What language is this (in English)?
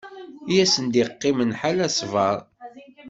Kabyle